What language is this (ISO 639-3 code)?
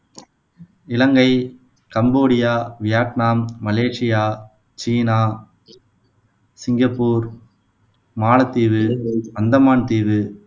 tam